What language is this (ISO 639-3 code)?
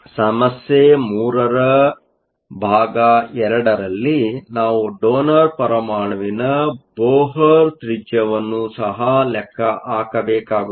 kan